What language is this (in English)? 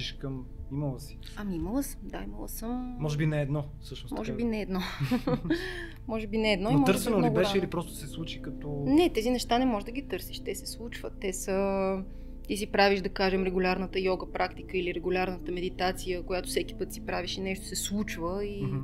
Bulgarian